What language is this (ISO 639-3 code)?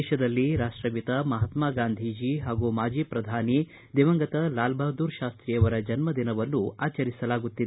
kan